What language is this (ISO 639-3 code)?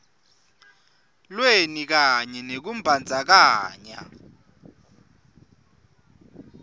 ssw